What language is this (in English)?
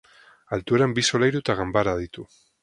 Basque